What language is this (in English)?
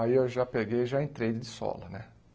Portuguese